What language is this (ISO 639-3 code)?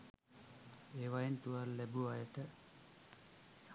sin